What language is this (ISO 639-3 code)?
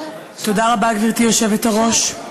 heb